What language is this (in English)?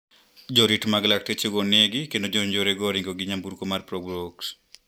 Luo (Kenya and Tanzania)